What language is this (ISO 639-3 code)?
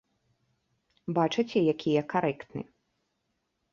bel